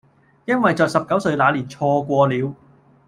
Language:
Cantonese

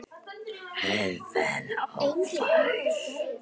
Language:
Icelandic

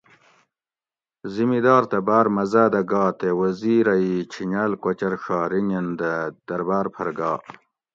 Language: Gawri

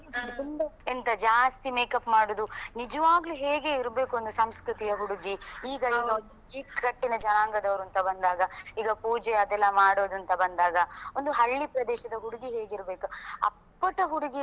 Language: Kannada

